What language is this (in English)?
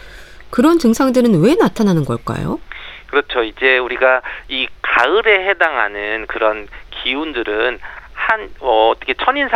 Korean